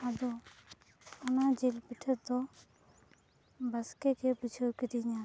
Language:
Santali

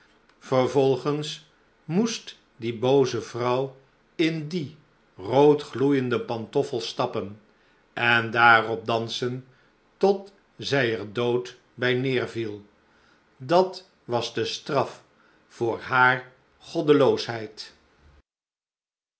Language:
Dutch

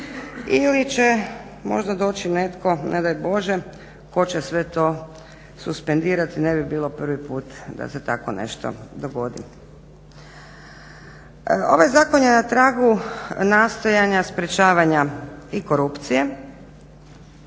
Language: Croatian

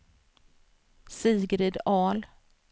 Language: Swedish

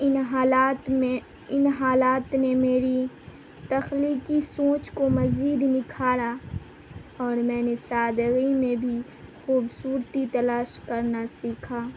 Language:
Urdu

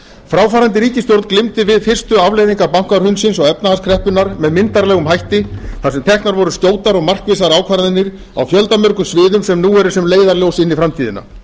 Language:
Icelandic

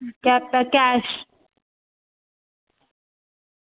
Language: Dogri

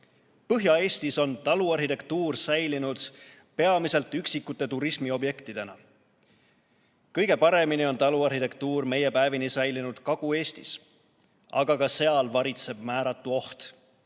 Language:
Estonian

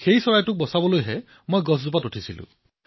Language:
Assamese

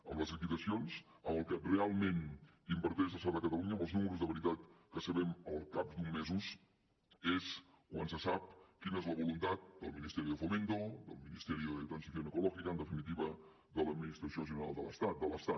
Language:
Catalan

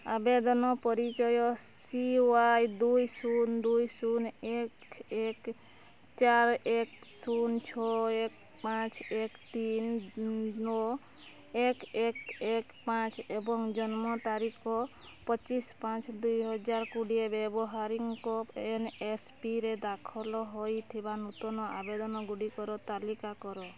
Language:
Odia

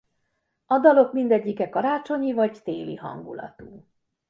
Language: Hungarian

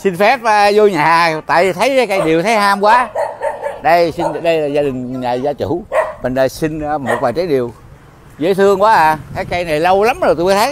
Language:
Vietnamese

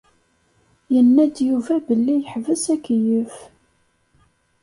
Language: Kabyle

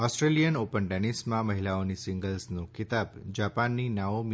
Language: Gujarati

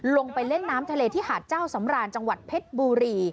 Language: Thai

